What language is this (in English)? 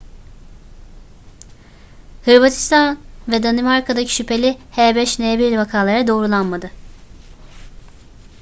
Turkish